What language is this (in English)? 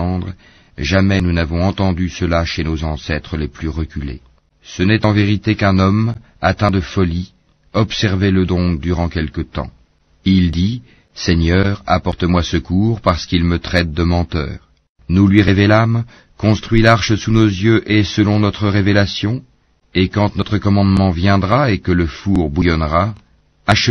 French